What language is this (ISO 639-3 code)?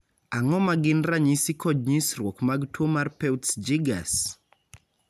luo